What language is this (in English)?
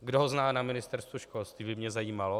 Czech